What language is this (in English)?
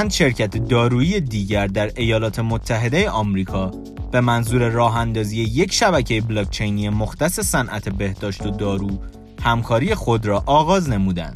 Persian